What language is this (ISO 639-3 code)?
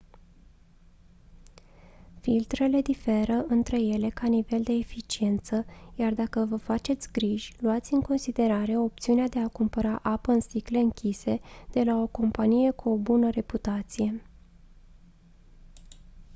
ron